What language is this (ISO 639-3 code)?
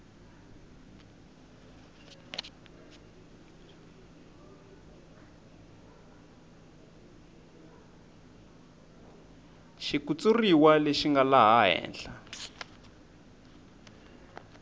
tso